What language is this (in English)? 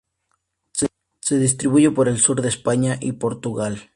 Spanish